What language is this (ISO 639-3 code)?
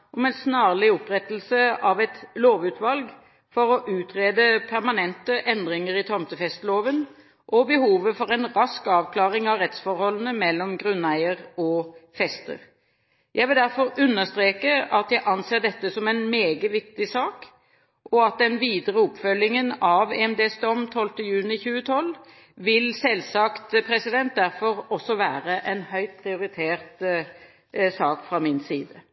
nob